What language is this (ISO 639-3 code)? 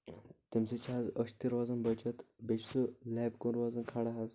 kas